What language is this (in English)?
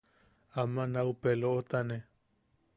Yaqui